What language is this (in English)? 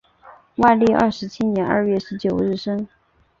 Chinese